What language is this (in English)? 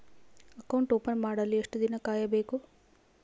Kannada